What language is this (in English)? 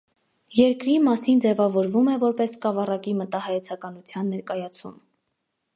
Armenian